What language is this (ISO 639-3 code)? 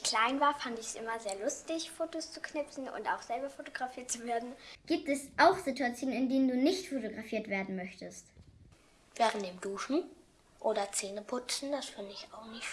deu